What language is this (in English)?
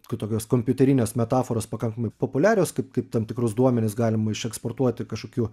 Lithuanian